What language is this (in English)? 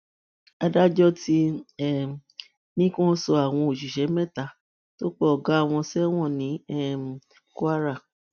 Yoruba